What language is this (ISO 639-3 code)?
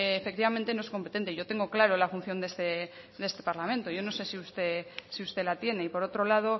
spa